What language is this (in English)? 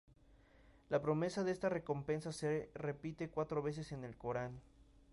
Spanish